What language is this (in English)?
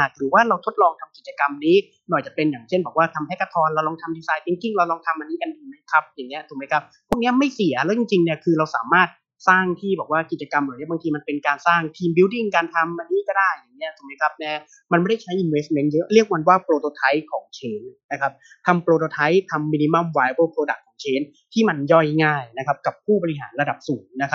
Thai